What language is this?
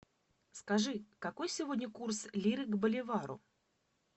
Russian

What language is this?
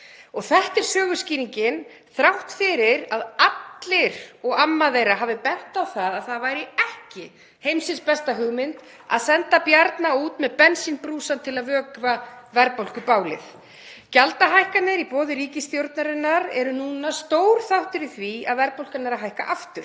Icelandic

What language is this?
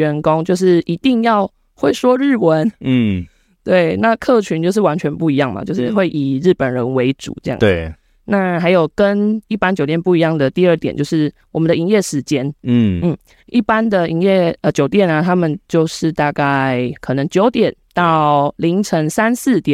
Chinese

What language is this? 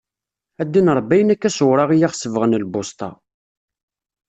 Kabyle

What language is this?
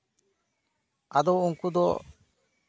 Santali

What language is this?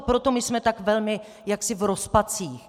Czech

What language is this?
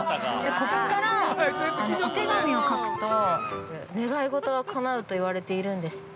Japanese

